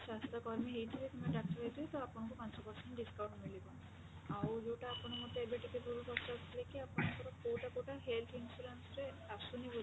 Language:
Odia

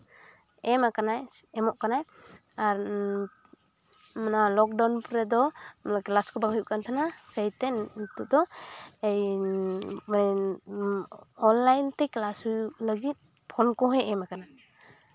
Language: Santali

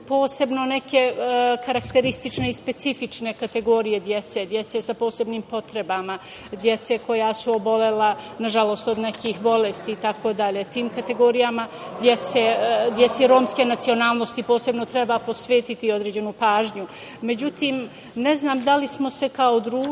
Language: Serbian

